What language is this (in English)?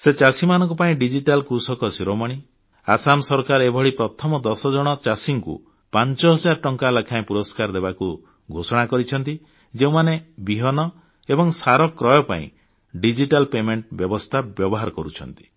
Odia